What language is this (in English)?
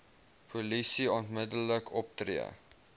Afrikaans